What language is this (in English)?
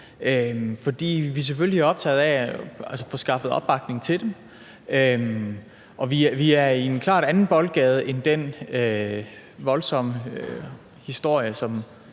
Danish